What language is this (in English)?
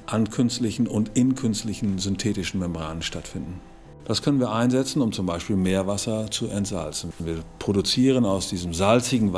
German